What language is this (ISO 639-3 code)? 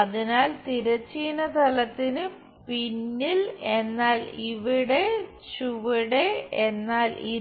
mal